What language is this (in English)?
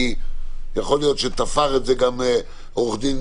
Hebrew